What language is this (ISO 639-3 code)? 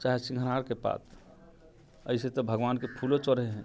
mai